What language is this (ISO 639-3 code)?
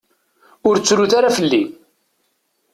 kab